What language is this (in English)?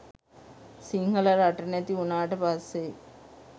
Sinhala